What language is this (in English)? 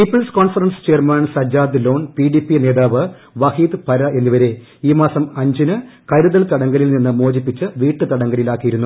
Malayalam